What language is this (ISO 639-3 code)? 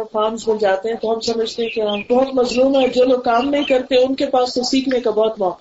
urd